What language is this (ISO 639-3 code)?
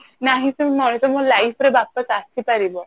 ori